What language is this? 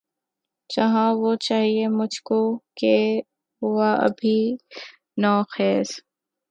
Urdu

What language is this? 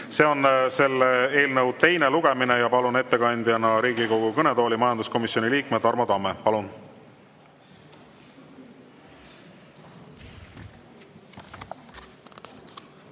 Estonian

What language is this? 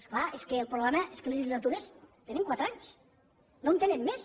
Catalan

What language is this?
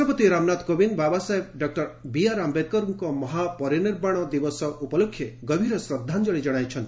Odia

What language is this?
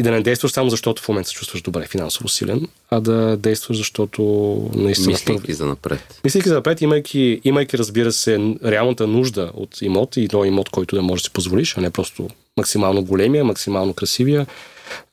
Bulgarian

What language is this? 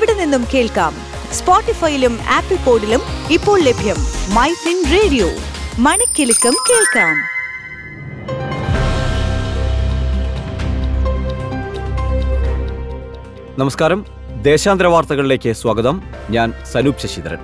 Malayalam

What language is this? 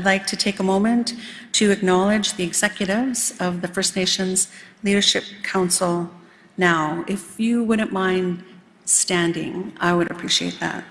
English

